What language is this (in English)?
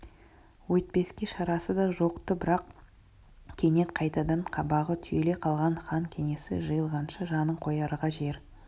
Kazakh